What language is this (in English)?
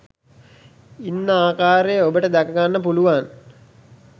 Sinhala